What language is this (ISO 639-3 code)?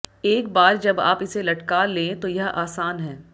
hin